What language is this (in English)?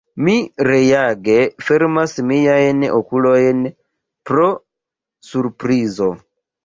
Esperanto